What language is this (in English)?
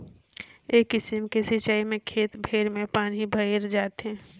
Chhattisgarhi